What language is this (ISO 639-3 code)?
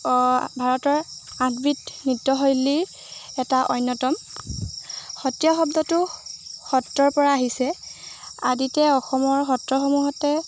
asm